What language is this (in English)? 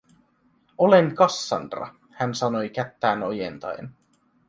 Finnish